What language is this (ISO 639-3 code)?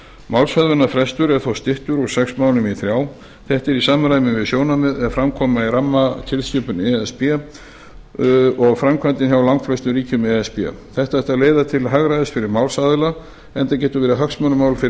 isl